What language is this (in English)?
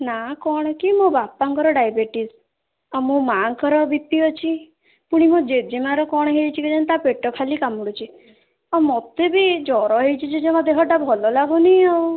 Odia